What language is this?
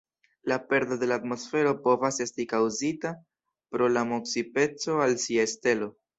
Esperanto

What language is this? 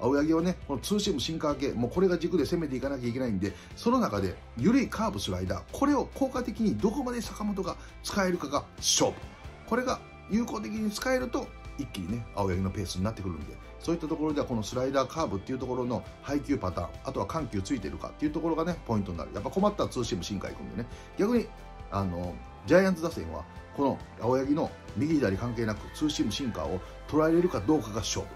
Japanese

